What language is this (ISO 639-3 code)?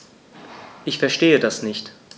deu